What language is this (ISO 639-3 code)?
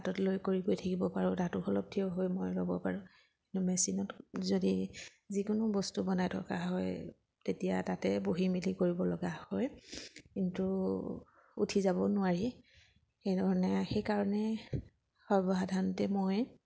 asm